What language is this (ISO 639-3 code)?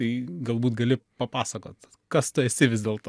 lit